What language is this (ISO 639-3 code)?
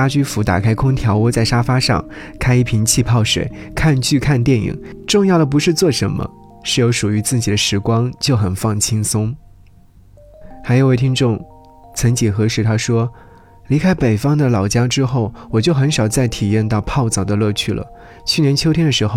zho